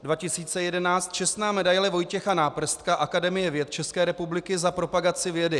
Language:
Czech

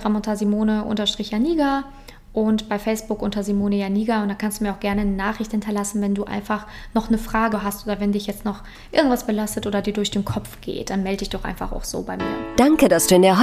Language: German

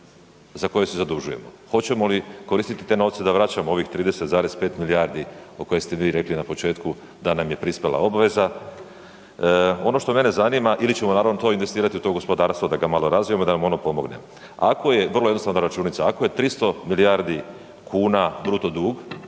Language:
Croatian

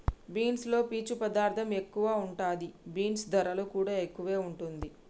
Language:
Telugu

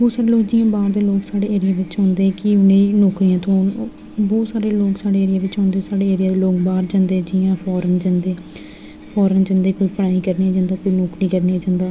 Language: Dogri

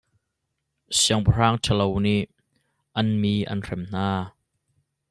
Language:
Hakha Chin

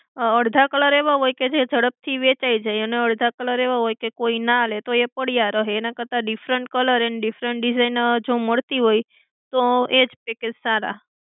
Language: Gujarati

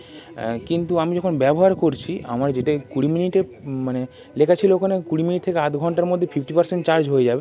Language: Bangla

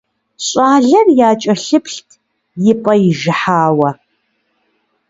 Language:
Kabardian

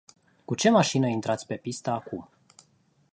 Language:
Romanian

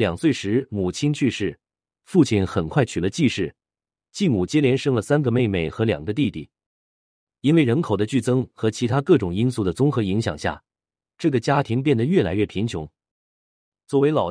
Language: Chinese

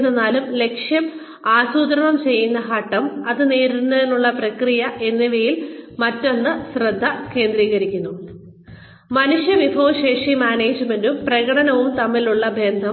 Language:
Malayalam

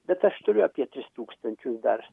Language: Lithuanian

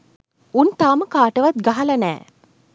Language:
Sinhala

